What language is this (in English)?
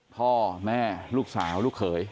Thai